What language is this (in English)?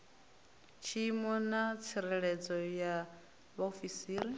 Venda